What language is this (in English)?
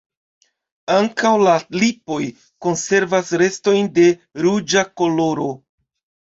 Esperanto